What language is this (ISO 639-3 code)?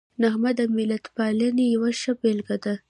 pus